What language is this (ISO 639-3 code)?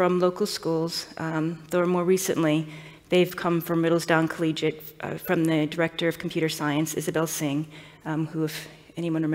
eng